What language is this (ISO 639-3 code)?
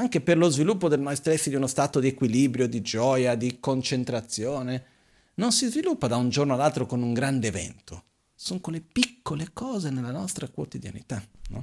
ita